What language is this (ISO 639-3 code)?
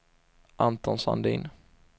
swe